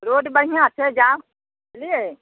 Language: Maithili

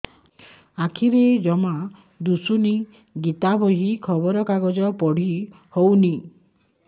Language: Odia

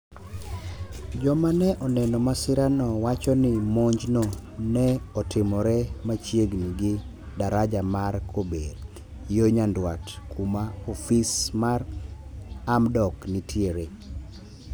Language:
Luo (Kenya and Tanzania)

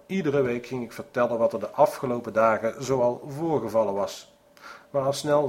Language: Dutch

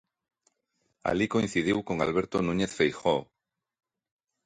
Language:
Galician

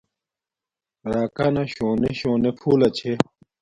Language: Domaaki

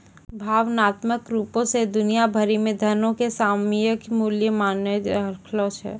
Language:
Maithili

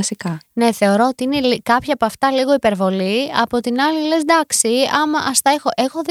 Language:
Greek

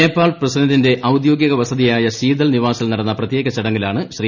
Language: Malayalam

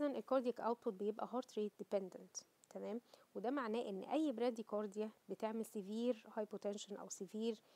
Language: Arabic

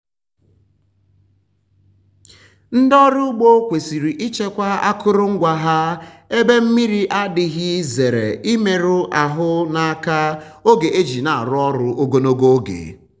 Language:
Igbo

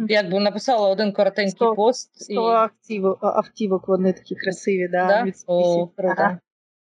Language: Ukrainian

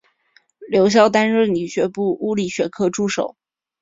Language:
Chinese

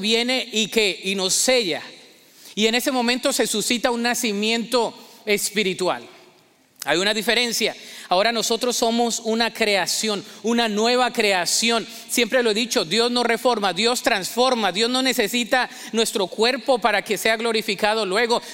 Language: Spanish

